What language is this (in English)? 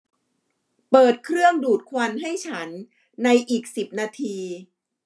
Thai